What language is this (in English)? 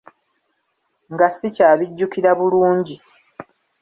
Ganda